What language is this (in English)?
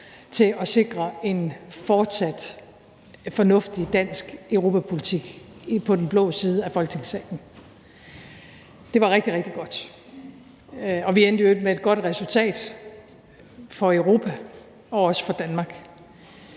Danish